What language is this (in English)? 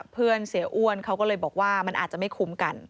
Thai